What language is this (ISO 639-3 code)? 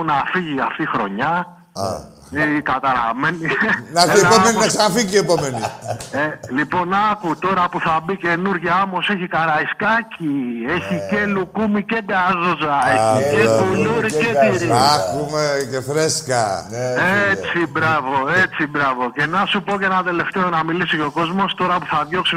ell